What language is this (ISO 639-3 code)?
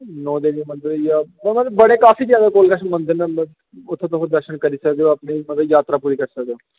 doi